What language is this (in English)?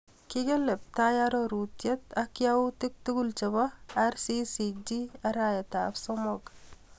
Kalenjin